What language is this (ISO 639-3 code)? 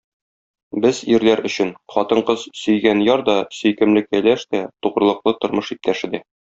tat